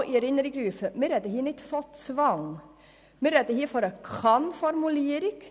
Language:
Swiss German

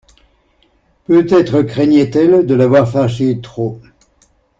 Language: French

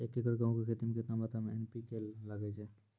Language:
Maithili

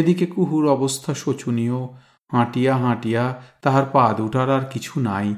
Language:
Bangla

